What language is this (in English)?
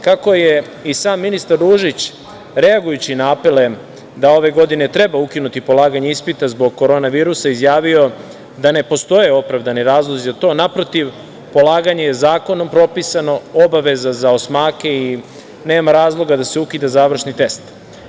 Serbian